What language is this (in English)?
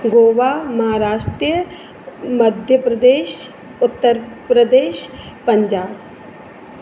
Sindhi